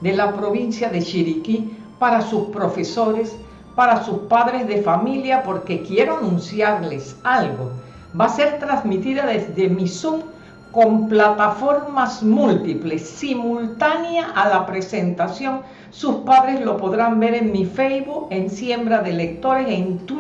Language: Spanish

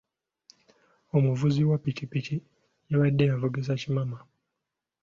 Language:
Ganda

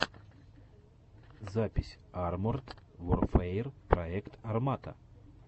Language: Russian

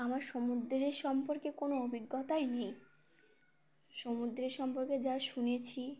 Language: Bangla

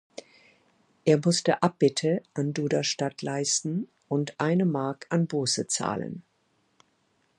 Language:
German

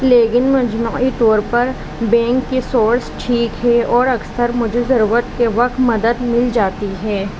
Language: Urdu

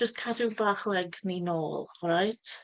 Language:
Welsh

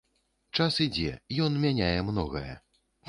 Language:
Belarusian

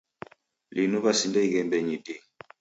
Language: Taita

